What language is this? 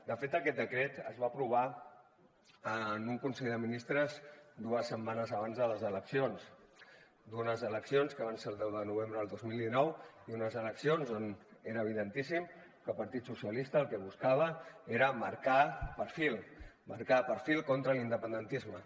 Catalan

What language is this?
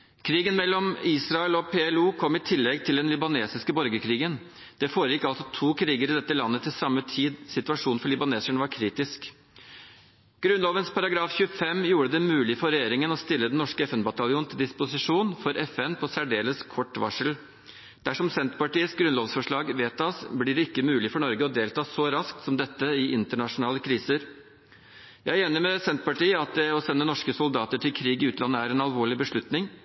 Norwegian Bokmål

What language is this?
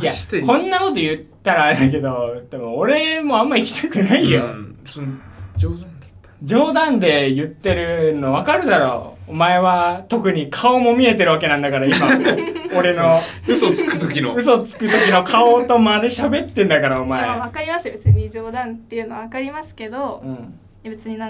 Japanese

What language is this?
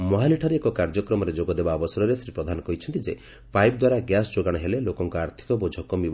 Odia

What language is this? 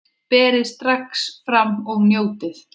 Icelandic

